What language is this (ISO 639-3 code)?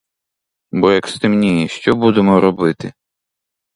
ukr